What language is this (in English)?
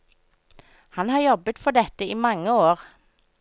Norwegian